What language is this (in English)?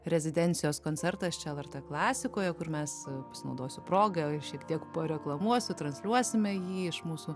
Lithuanian